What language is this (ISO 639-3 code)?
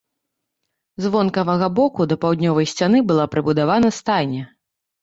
bel